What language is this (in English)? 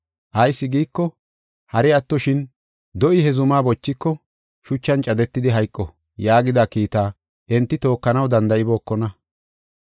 Gofa